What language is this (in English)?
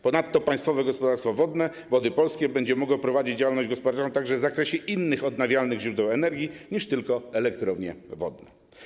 Polish